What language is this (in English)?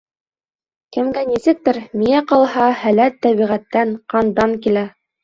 Bashkir